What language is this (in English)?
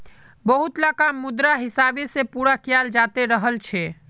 Magahi